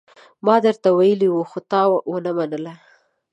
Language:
Pashto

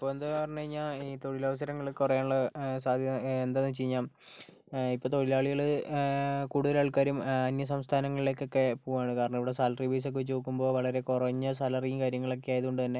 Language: Malayalam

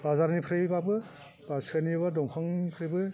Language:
Bodo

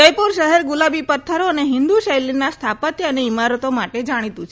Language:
Gujarati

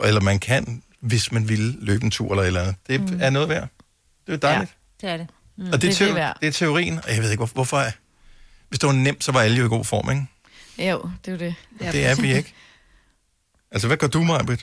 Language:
Danish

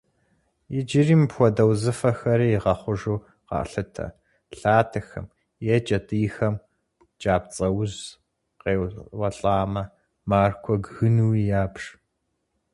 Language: Kabardian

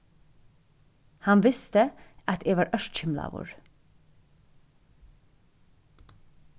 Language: Faroese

